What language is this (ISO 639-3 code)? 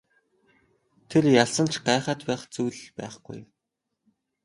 mon